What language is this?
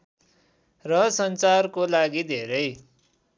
Nepali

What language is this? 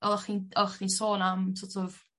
Welsh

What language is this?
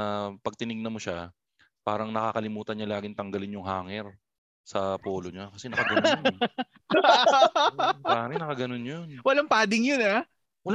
Filipino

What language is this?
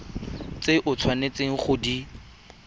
Tswana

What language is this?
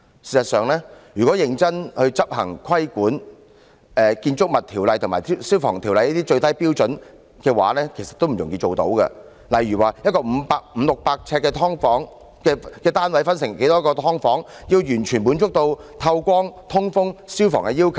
Cantonese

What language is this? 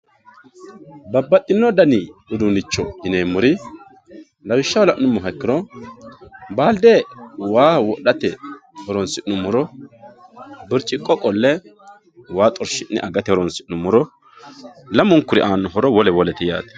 Sidamo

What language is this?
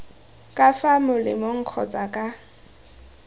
Tswana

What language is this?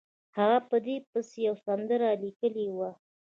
Pashto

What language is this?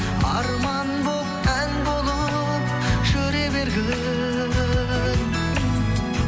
Kazakh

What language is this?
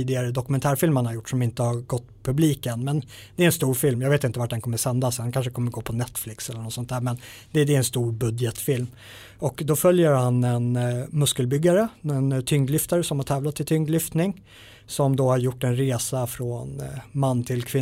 Swedish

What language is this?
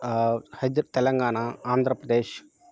Telugu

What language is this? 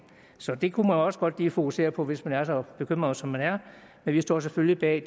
Danish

